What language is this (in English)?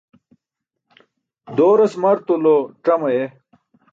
Burushaski